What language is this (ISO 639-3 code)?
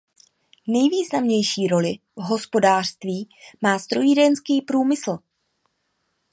ces